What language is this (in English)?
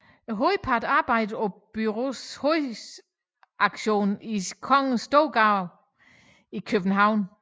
Danish